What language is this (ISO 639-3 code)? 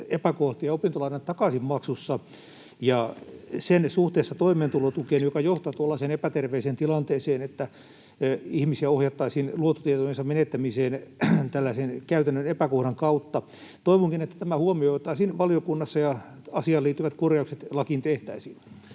fin